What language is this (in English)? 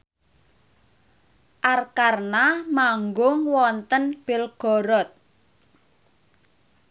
Javanese